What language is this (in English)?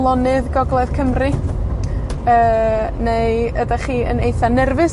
Welsh